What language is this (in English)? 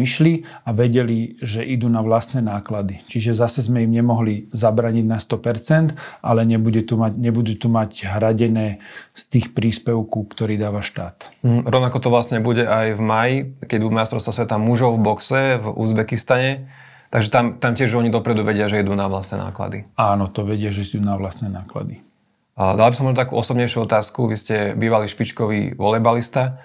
Slovak